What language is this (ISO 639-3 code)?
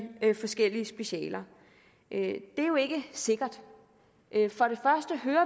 dan